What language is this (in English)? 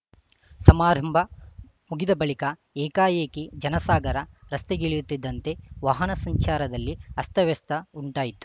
Kannada